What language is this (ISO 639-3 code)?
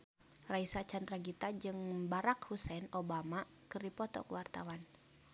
sun